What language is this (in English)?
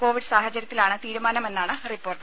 Malayalam